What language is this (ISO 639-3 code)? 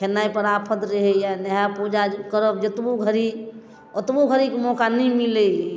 mai